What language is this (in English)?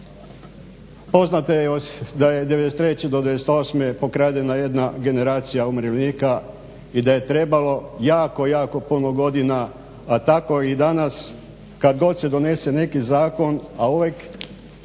Croatian